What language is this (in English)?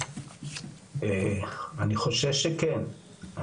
Hebrew